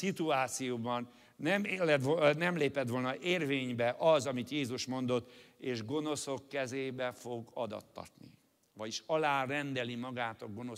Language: Hungarian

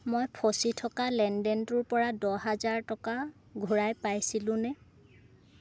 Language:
Assamese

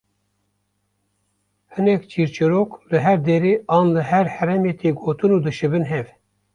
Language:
Kurdish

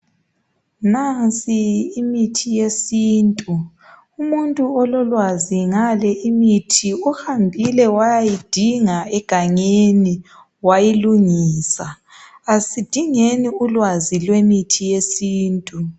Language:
North Ndebele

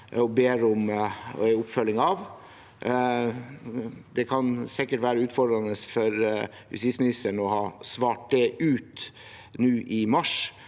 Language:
Norwegian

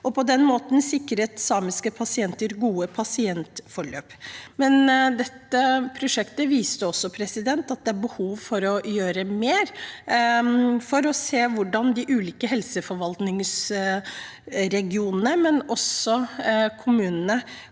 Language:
Norwegian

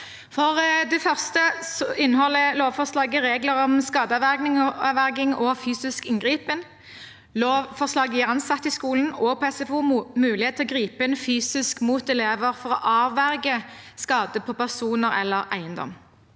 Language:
Norwegian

